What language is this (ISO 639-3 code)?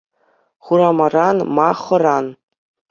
chv